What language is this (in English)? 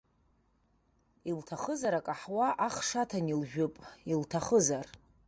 Abkhazian